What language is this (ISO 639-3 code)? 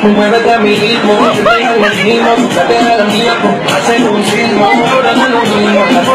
ell